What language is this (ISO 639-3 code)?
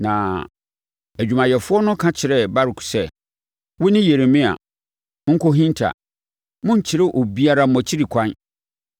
aka